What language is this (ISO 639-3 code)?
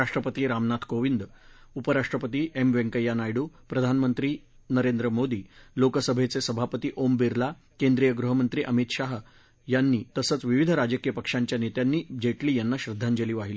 mar